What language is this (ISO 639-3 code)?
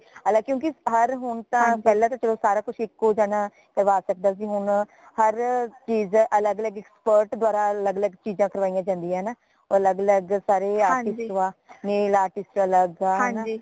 pan